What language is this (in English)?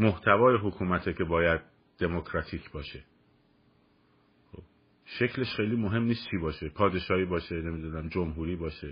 Persian